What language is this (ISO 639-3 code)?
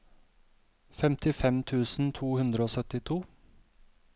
nor